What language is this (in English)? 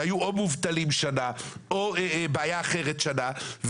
Hebrew